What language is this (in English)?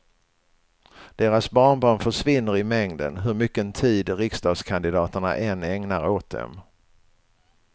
Swedish